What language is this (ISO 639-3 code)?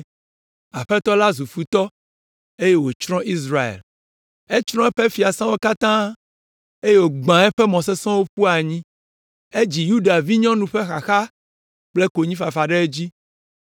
ewe